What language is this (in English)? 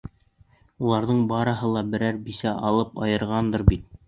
Bashkir